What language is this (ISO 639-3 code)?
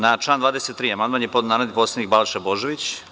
srp